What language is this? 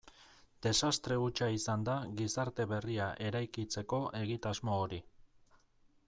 Basque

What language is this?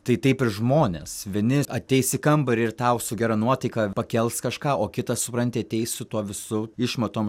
Lithuanian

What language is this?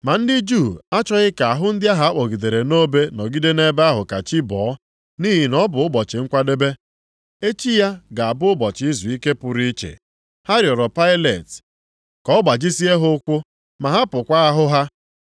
Igbo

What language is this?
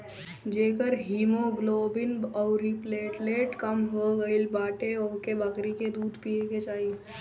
Bhojpuri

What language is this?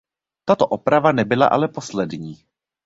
Czech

